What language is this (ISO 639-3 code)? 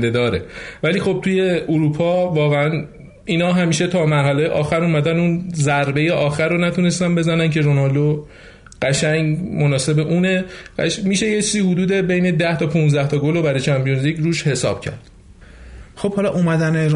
fas